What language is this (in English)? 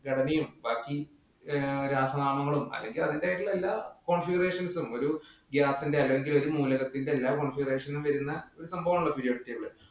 Malayalam